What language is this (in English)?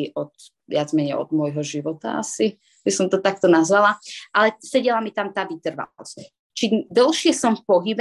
Slovak